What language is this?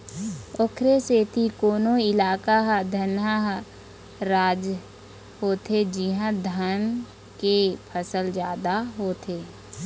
Chhattisgarhi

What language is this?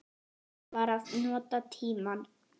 Icelandic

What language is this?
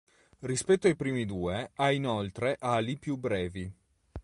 Italian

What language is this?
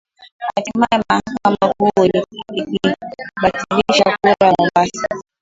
Swahili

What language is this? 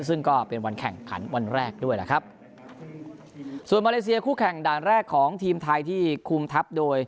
Thai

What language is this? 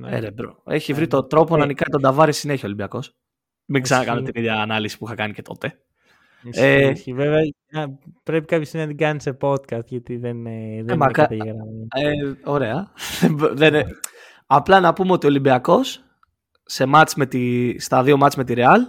Greek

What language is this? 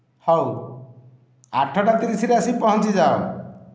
Odia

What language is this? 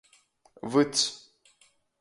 Latgalian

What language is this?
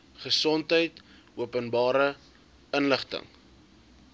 Afrikaans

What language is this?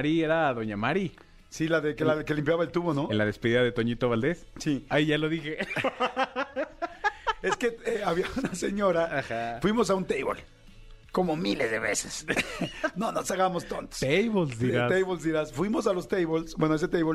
Spanish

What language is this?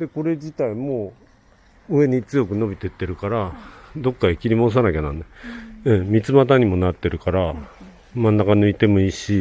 Japanese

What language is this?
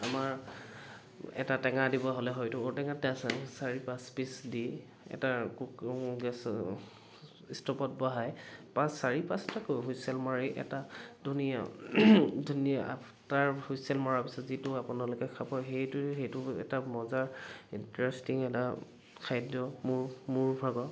Assamese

